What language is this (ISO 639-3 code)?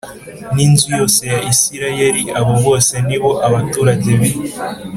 kin